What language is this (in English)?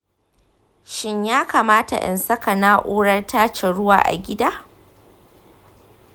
Hausa